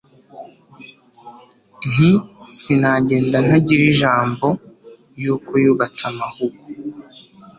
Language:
Kinyarwanda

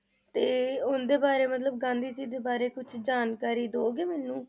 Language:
Punjabi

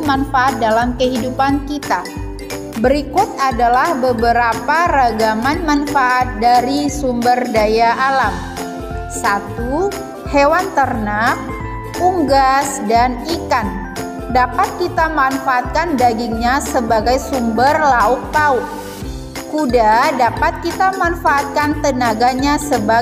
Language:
Indonesian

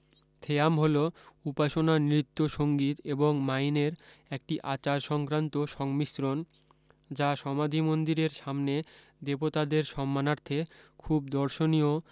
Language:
Bangla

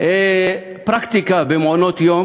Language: Hebrew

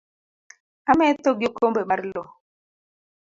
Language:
Luo (Kenya and Tanzania)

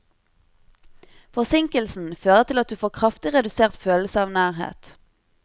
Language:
Norwegian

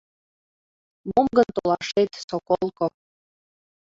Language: Mari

